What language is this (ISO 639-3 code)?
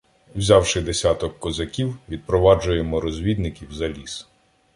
ukr